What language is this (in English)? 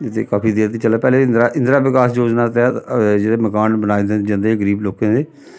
Dogri